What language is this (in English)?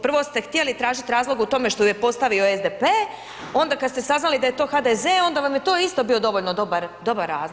Croatian